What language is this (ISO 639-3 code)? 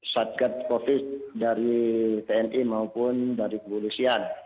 ind